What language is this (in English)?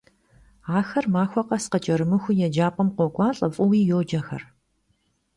Kabardian